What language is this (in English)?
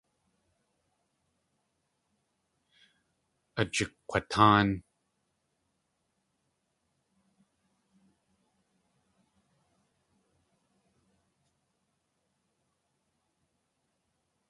Tlingit